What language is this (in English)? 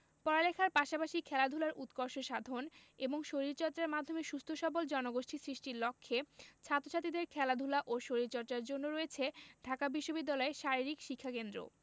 Bangla